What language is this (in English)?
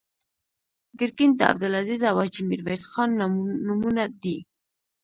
Pashto